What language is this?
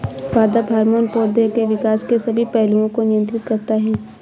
Hindi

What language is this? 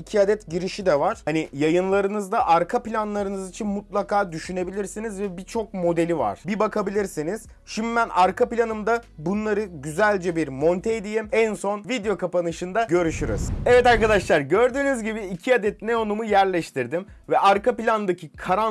Turkish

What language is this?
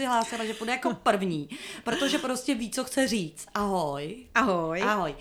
Czech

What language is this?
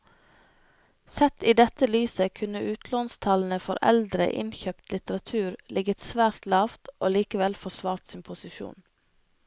Norwegian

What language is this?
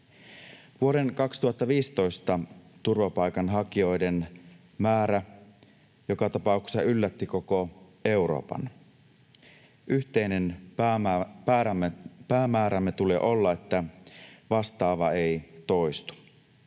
Finnish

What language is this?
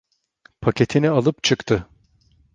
Turkish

